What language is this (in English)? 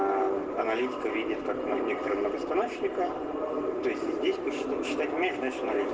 Russian